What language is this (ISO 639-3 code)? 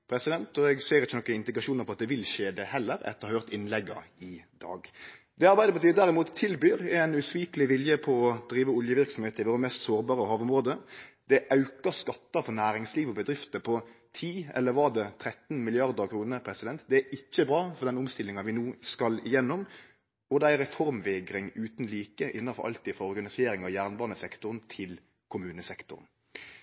nno